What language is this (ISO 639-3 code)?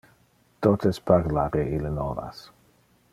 ina